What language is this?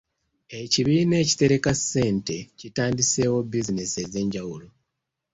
Ganda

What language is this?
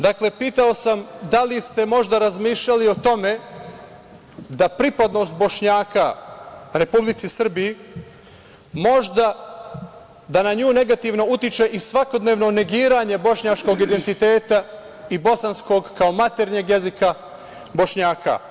Serbian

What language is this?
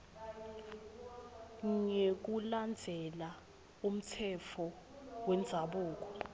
Swati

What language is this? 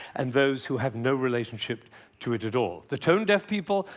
English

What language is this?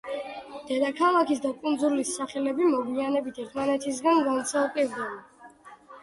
Georgian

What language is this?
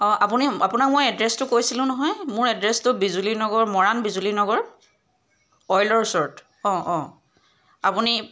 Assamese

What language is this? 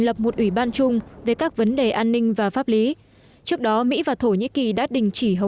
Vietnamese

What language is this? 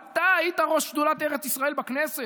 Hebrew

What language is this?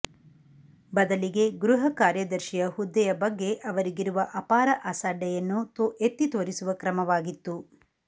Kannada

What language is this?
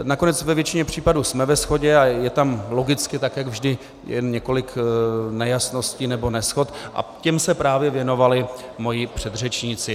Czech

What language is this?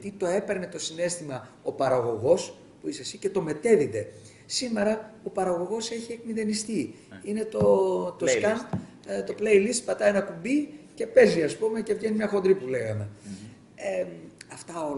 Greek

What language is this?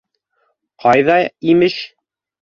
Bashkir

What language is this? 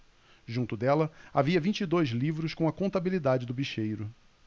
Portuguese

